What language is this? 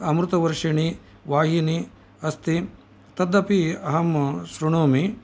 Sanskrit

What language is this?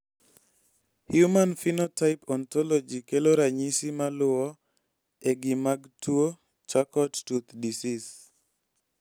Luo (Kenya and Tanzania)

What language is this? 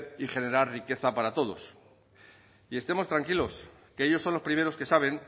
Spanish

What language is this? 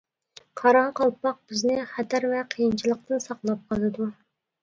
Uyghur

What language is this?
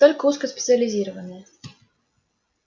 Russian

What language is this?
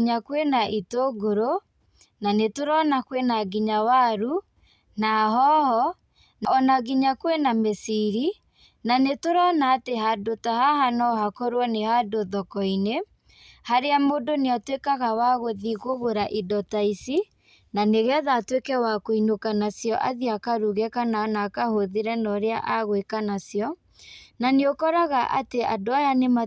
Kikuyu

